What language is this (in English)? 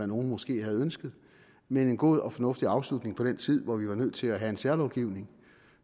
Danish